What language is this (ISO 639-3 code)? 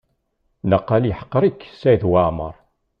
kab